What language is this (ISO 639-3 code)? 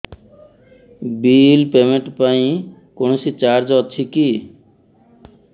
ori